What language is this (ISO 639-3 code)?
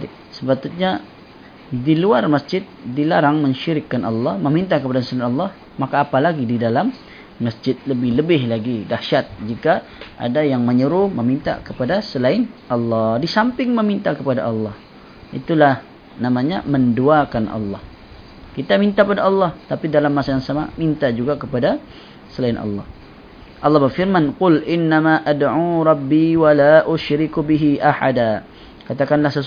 msa